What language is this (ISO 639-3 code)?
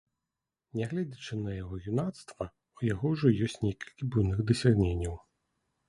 bel